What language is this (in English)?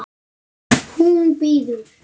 Icelandic